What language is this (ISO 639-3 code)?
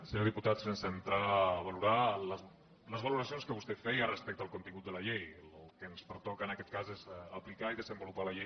cat